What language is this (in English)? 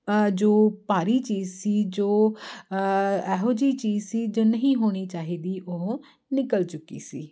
Punjabi